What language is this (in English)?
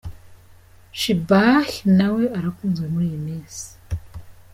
Kinyarwanda